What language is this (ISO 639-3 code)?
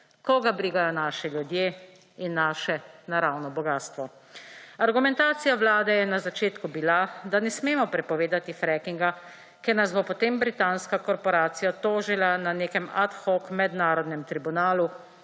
slv